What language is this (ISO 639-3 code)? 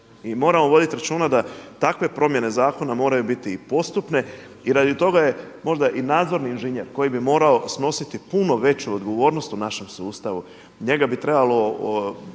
hrv